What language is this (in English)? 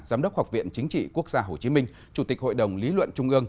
Vietnamese